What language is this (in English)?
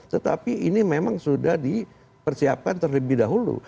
Indonesian